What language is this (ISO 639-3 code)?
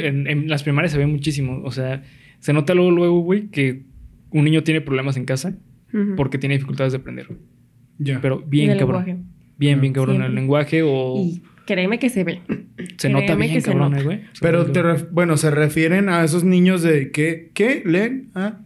spa